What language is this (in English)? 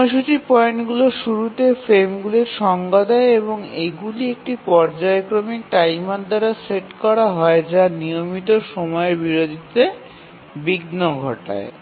Bangla